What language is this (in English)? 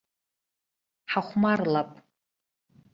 Abkhazian